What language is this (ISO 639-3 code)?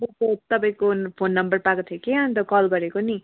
nep